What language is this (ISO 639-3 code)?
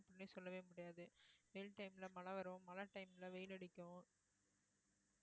tam